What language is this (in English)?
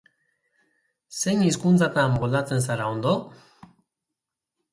Basque